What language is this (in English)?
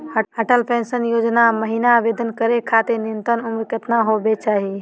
Magahi